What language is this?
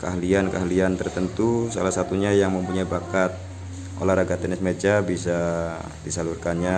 Indonesian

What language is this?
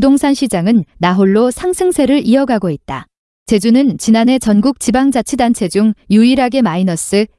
Korean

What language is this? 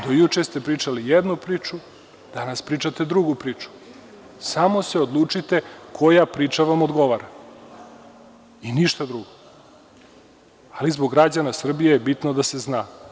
Serbian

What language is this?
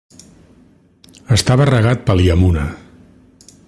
Catalan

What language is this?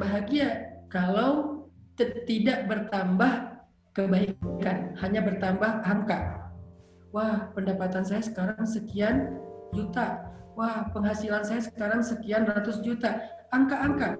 Indonesian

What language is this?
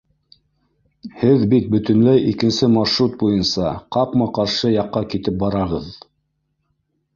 Bashkir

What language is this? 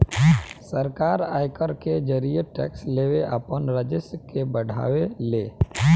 Bhojpuri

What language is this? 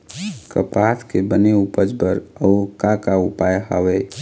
Chhattisgarhi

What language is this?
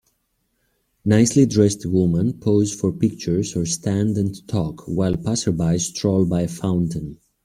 English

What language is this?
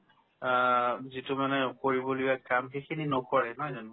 Assamese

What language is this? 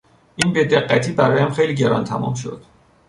Persian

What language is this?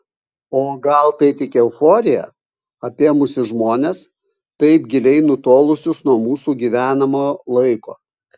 Lithuanian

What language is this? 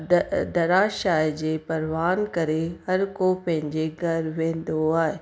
Sindhi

